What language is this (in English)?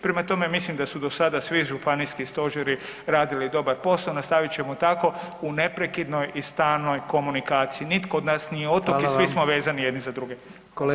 Croatian